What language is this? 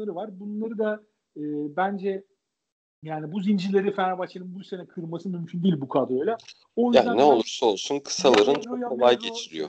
Turkish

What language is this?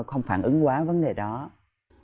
Vietnamese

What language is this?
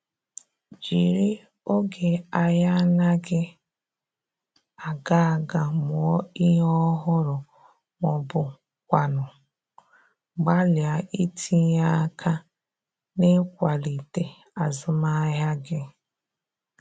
Igbo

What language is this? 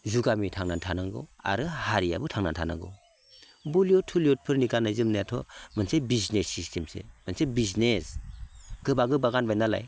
Bodo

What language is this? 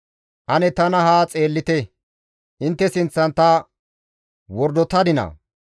Gamo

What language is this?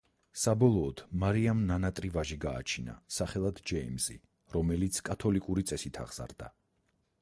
Georgian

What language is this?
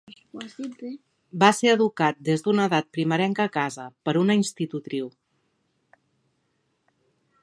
Catalan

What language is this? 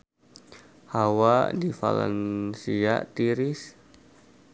Sundanese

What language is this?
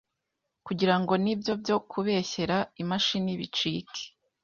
Kinyarwanda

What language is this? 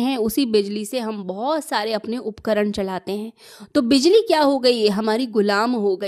Hindi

